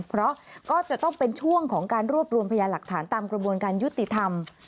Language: Thai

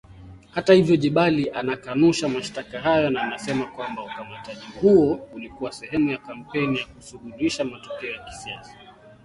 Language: Swahili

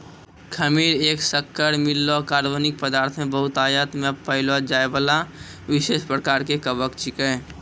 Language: Maithili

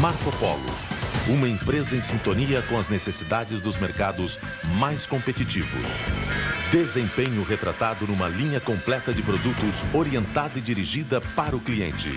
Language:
Portuguese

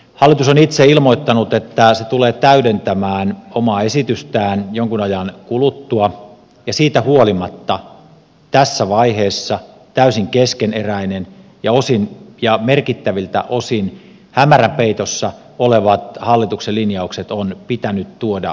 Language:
Finnish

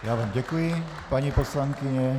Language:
Czech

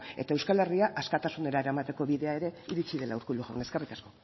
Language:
Basque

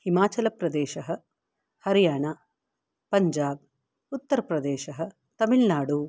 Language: Sanskrit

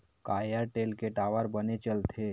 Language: Chhattisgarhi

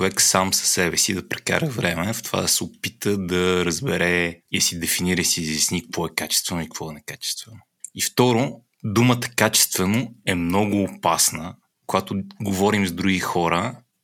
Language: Bulgarian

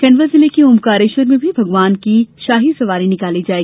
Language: Hindi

